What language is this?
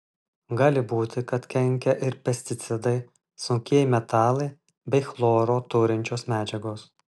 Lithuanian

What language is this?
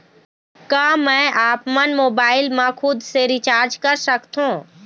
Chhattisgarhi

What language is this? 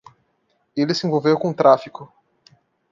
Portuguese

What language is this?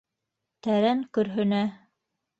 Bashkir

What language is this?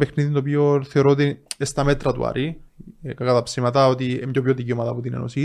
Greek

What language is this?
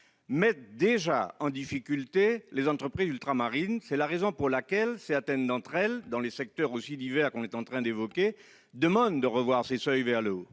French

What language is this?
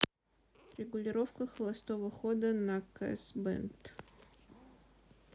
Russian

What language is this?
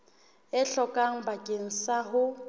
Southern Sotho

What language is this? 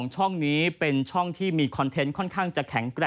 Thai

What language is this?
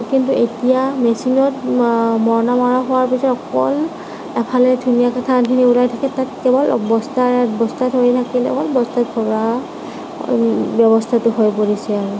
Assamese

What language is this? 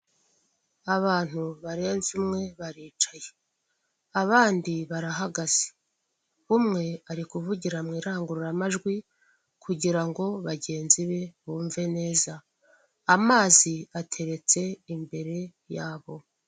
Kinyarwanda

